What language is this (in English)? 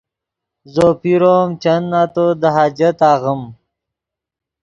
Yidgha